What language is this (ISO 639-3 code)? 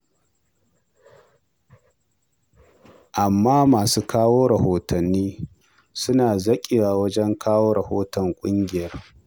hau